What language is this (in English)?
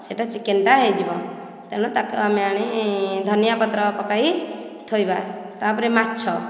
Odia